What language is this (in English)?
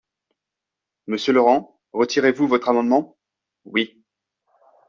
French